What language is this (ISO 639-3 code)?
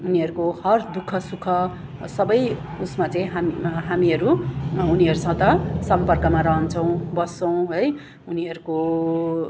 nep